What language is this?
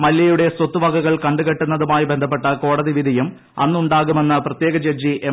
Malayalam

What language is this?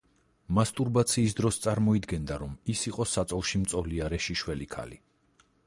Georgian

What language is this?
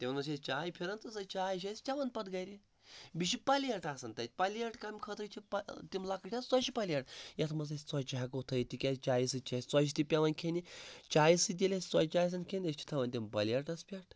Kashmiri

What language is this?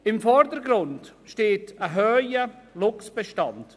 Swiss German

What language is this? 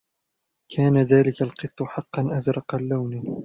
Arabic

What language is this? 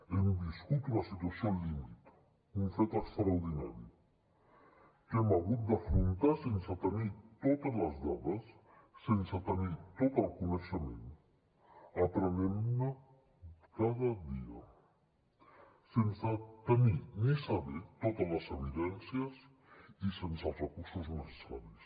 Catalan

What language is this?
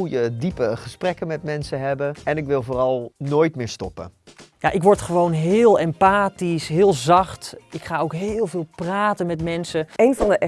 Dutch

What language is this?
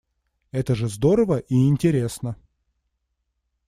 Russian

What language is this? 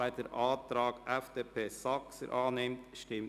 Swiss German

